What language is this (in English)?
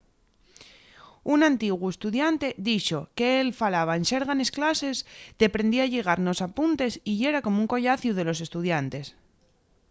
Asturian